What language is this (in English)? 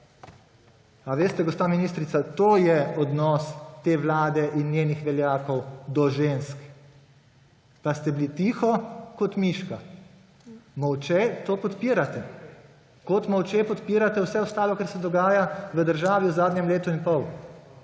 Slovenian